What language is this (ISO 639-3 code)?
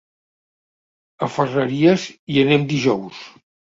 cat